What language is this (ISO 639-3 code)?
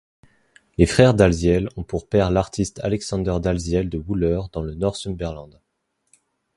fra